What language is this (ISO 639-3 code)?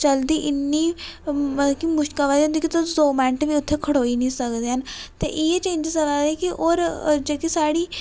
doi